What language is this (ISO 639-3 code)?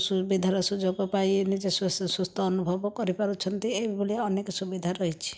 ori